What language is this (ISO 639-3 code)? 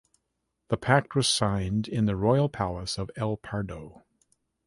eng